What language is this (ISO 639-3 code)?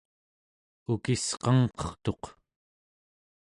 esu